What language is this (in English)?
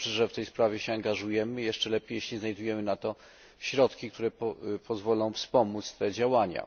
Polish